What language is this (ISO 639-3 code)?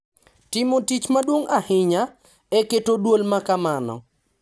luo